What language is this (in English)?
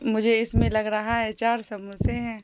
Urdu